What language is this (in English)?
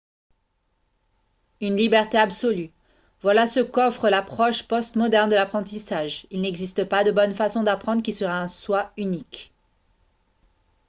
French